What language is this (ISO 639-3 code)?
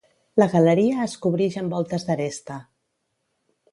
cat